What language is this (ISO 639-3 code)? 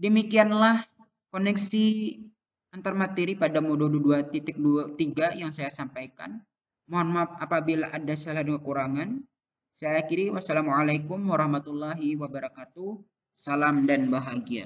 ind